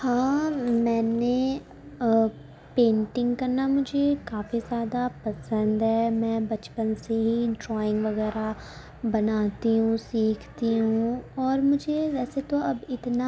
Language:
Urdu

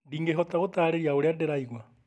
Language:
Kikuyu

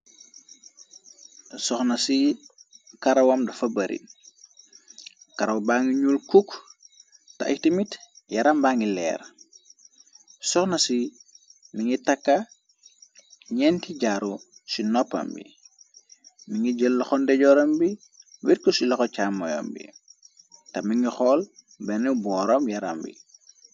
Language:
Wolof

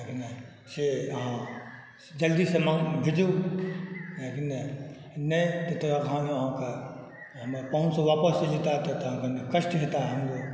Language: Maithili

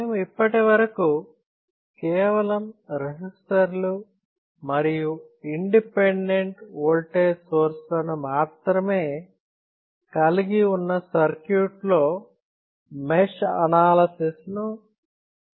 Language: Telugu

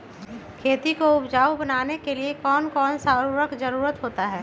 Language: Magahi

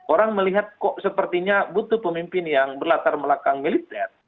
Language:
Indonesian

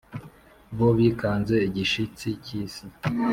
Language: Kinyarwanda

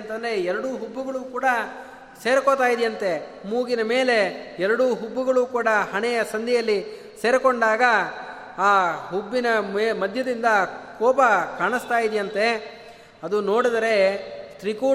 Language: Kannada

